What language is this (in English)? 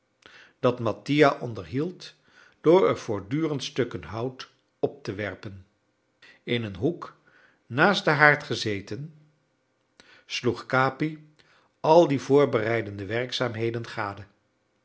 Dutch